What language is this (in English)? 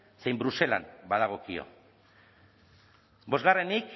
Basque